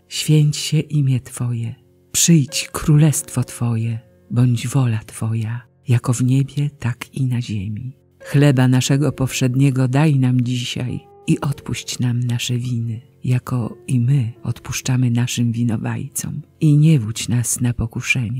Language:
Polish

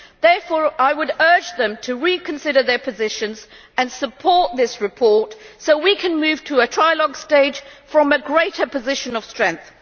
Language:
English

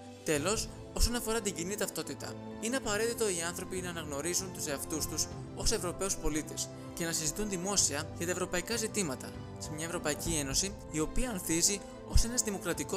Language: Greek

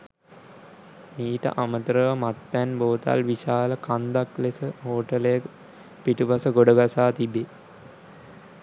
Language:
Sinhala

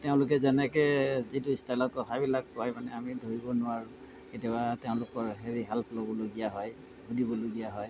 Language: Assamese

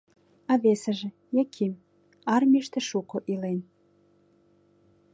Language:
Mari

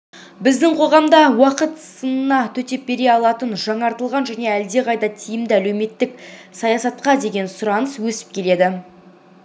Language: Kazakh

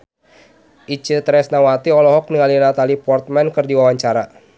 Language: Sundanese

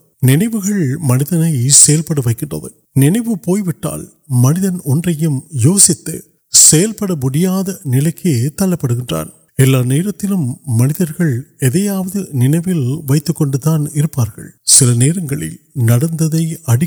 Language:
Urdu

